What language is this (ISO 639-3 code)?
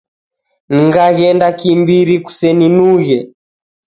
dav